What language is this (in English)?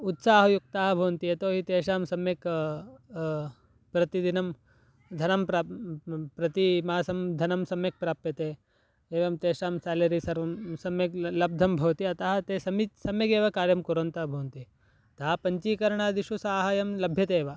Sanskrit